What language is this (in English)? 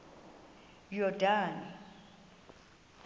Xhosa